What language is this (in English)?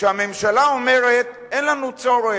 Hebrew